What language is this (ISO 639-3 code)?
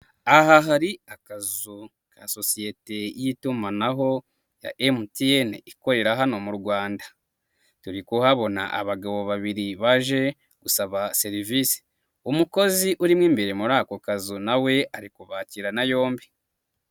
kin